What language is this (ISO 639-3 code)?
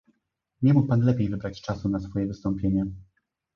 pol